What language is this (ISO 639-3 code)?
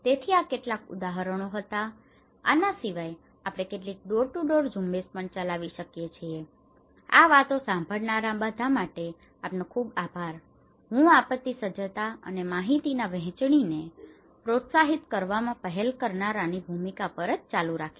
guj